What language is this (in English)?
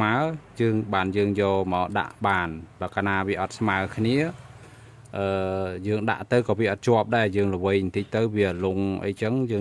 Vietnamese